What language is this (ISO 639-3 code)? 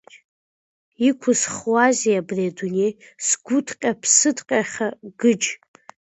abk